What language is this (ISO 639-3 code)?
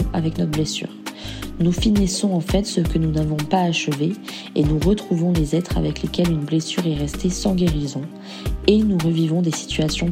fra